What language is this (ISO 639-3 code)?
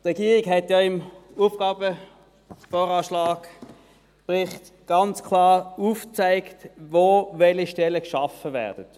gsw